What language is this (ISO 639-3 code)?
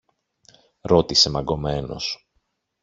ell